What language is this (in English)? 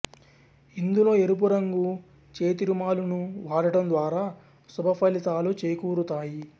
Telugu